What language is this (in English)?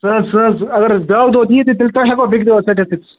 Kashmiri